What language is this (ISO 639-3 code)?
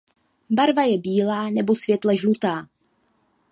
ces